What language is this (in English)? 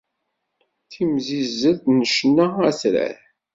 Kabyle